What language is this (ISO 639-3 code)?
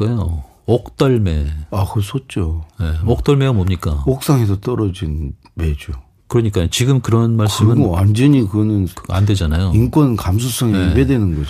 kor